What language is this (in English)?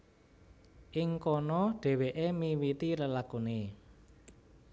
Javanese